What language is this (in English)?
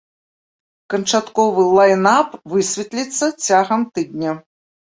Belarusian